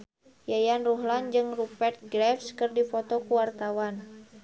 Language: Sundanese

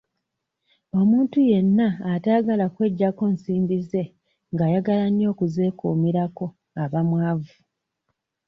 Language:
Ganda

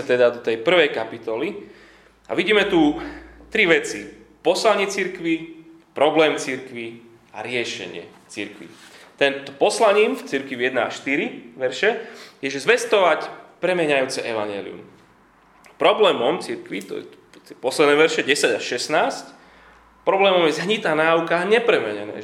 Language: Slovak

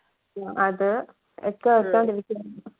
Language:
Malayalam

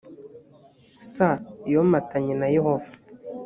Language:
Kinyarwanda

